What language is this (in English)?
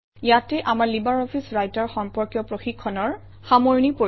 Assamese